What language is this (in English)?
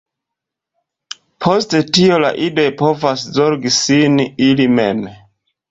Esperanto